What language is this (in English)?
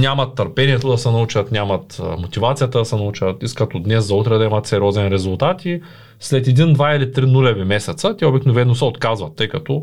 Bulgarian